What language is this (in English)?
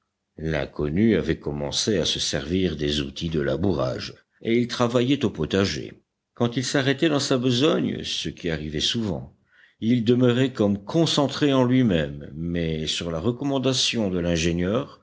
French